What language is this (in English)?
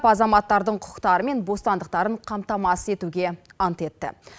Kazakh